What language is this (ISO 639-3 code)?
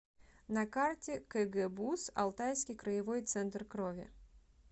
rus